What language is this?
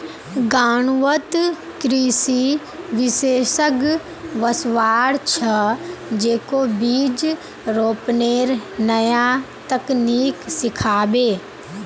Magahi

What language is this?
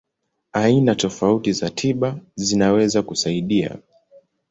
Swahili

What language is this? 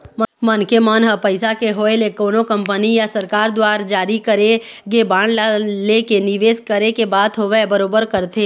Chhattisgarhi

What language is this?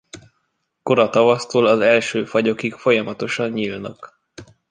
Hungarian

